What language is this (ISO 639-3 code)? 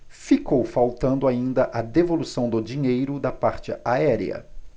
por